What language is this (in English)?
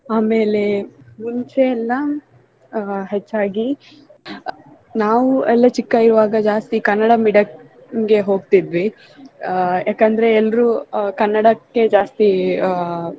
Kannada